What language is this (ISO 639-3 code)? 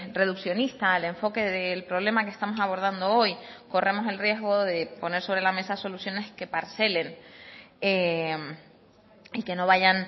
spa